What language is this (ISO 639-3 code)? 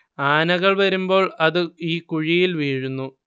mal